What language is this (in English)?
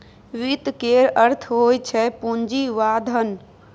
Maithili